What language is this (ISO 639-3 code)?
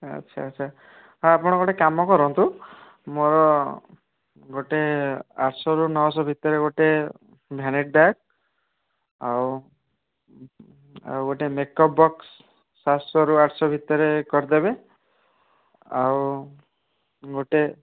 ori